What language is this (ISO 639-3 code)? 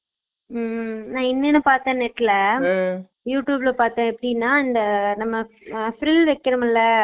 tam